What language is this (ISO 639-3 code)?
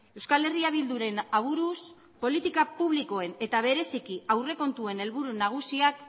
eus